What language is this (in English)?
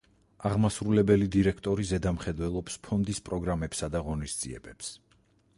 Georgian